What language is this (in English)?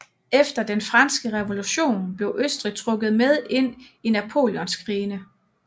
Danish